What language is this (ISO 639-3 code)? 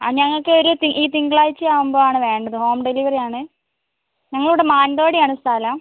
mal